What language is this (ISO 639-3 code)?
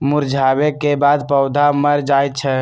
mag